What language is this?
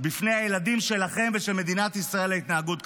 Hebrew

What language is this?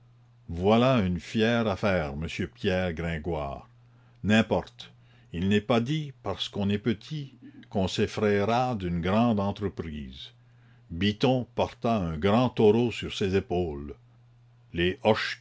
French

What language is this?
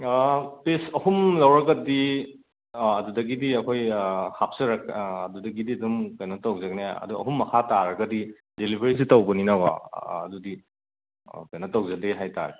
Manipuri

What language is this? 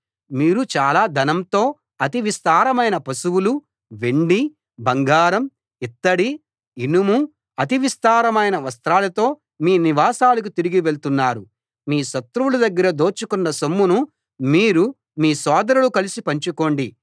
Telugu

